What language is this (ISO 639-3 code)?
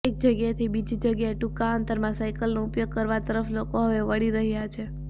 guj